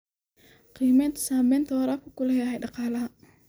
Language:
Somali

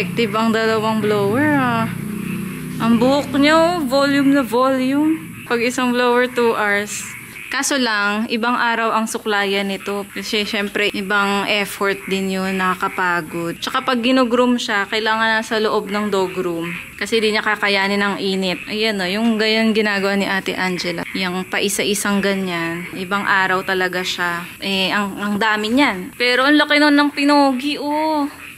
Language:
Filipino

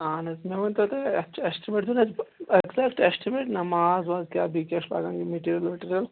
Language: Kashmiri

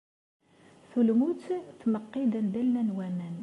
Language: Kabyle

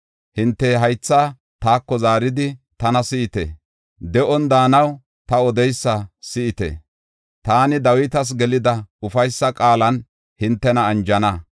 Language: Gofa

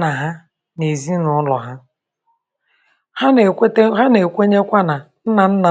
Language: Igbo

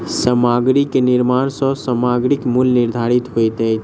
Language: Maithili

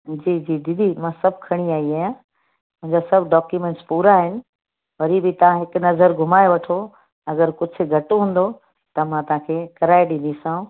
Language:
Sindhi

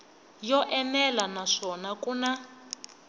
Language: Tsonga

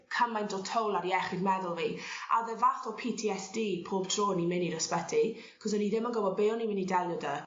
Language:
Welsh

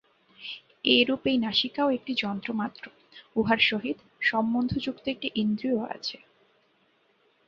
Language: Bangla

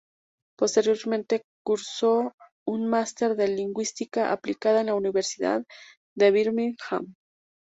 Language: Spanish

